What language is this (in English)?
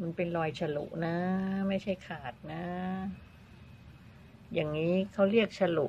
Thai